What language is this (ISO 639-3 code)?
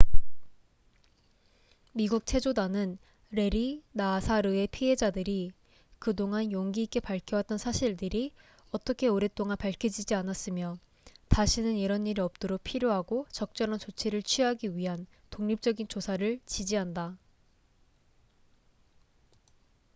kor